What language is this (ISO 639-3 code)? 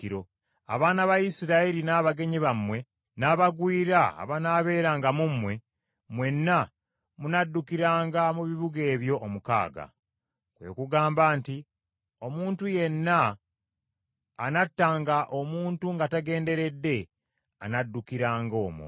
lug